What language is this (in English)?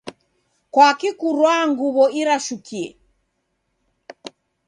Taita